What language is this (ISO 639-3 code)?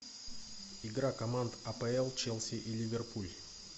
rus